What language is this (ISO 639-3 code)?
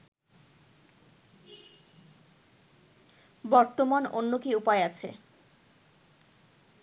ben